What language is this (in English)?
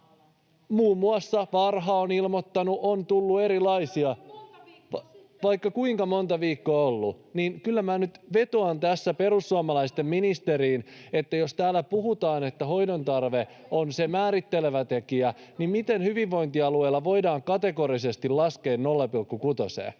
Finnish